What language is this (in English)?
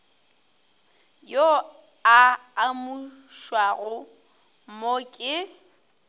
Northern Sotho